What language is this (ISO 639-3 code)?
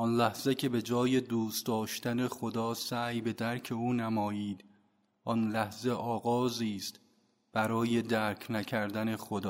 fas